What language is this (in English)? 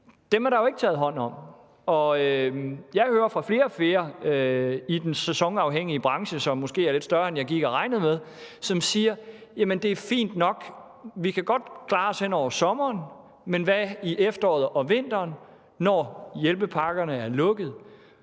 Danish